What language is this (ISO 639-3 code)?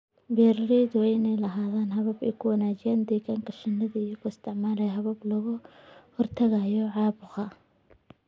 som